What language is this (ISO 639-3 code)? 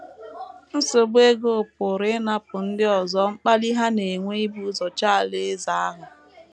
ibo